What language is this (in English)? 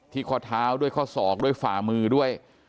Thai